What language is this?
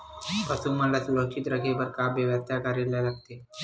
Chhattisgarhi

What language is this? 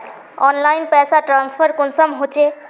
Magahi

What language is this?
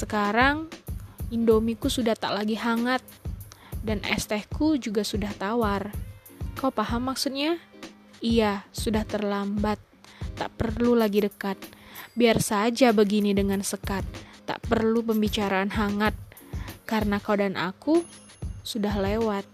Indonesian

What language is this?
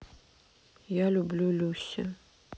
Russian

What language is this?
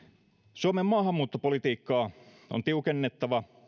Finnish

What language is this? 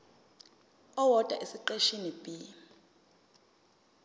Zulu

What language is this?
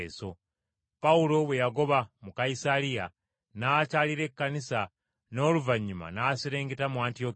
Ganda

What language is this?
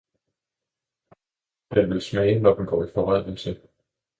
Danish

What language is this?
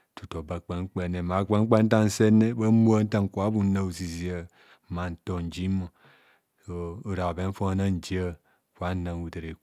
Kohumono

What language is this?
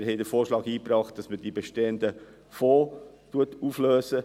Swiss German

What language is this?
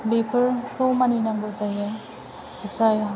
Bodo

